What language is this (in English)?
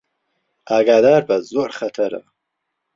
Central Kurdish